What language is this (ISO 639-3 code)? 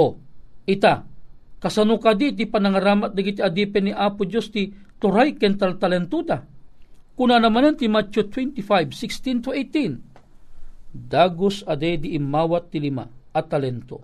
fil